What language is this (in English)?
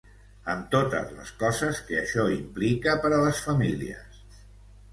Catalan